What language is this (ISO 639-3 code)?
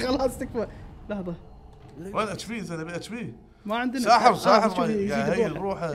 ara